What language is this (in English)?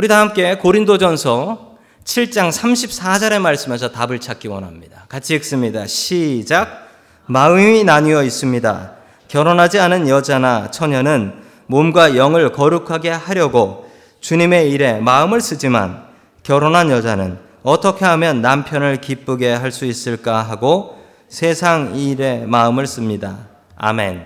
Korean